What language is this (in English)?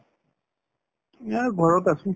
Assamese